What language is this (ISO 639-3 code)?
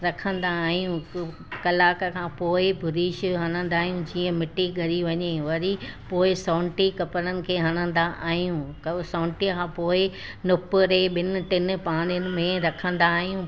snd